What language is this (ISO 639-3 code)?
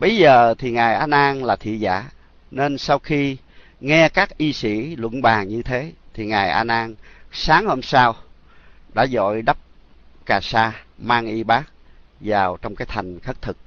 vie